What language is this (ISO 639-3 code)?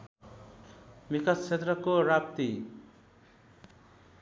nep